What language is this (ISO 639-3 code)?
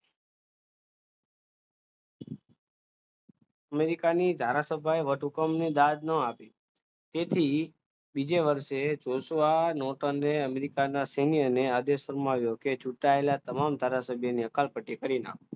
guj